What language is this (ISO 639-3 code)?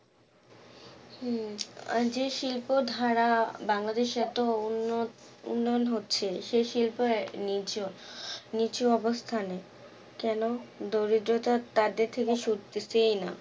ben